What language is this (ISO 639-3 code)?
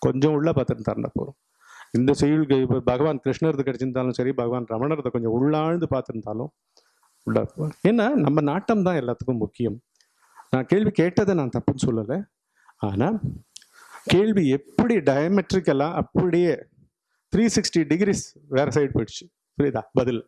tam